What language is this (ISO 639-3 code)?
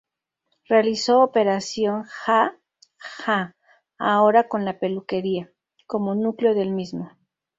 spa